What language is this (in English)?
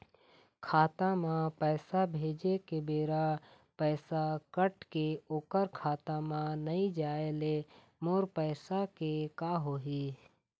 Chhattisgarhi